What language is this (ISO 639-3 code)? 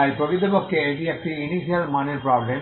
ben